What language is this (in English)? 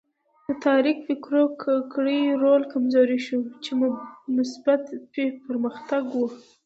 Pashto